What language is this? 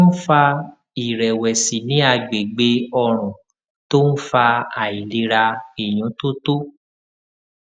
Yoruba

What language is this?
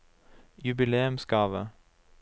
Norwegian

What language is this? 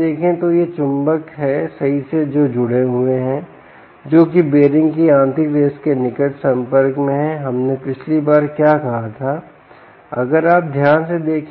Hindi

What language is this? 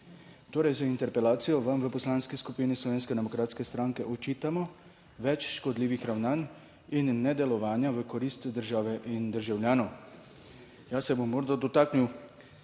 Slovenian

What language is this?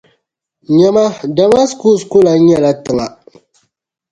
Dagbani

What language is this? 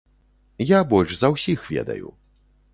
Belarusian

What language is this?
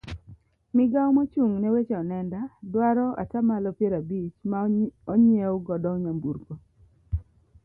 Luo (Kenya and Tanzania)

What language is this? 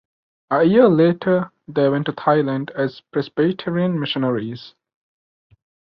English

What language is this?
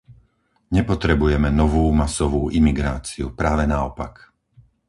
Slovak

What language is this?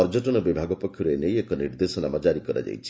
Odia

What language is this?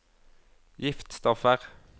Norwegian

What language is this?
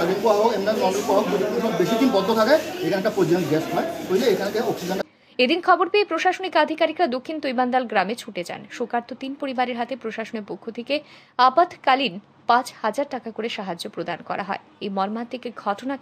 Bangla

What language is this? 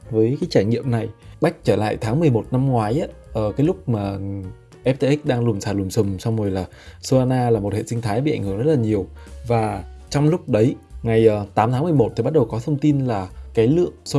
Vietnamese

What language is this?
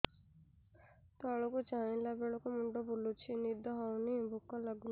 Odia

